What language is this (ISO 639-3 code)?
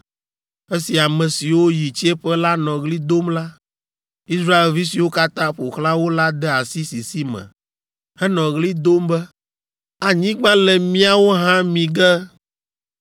ewe